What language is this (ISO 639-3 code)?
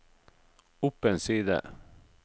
nor